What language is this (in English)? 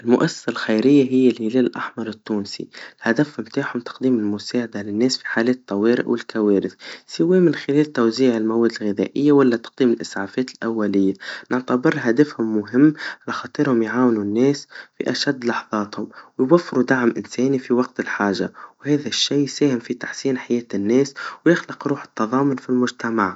Tunisian Arabic